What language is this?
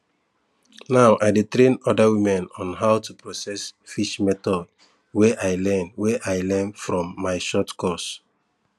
Nigerian Pidgin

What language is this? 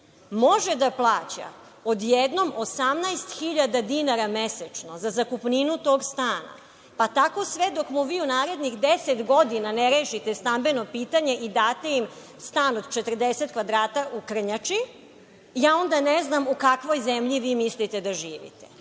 Serbian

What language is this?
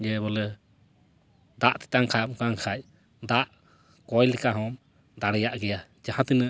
Santali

